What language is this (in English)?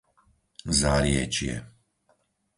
Slovak